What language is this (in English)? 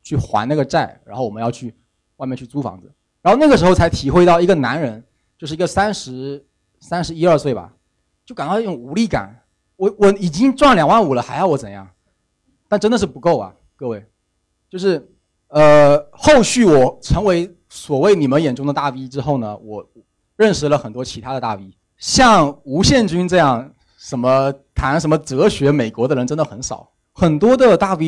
Chinese